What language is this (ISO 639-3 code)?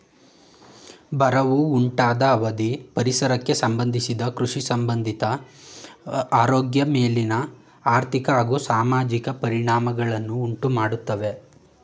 kan